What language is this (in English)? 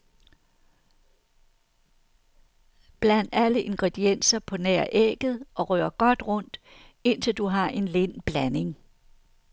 Danish